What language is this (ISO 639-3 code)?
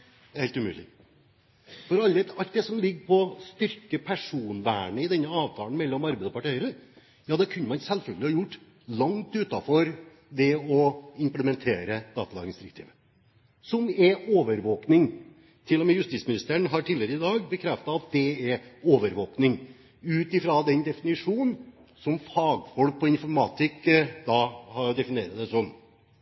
nob